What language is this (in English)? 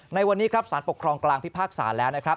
Thai